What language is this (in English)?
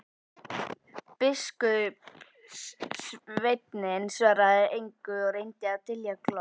Icelandic